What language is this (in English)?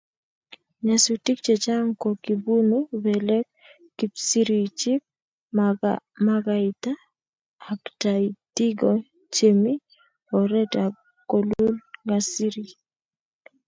Kalenjin